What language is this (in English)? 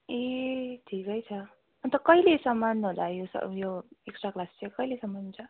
Nepali